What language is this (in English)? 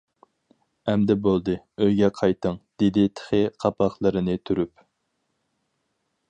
Uyghur